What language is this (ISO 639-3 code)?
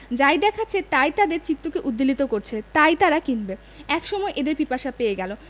ben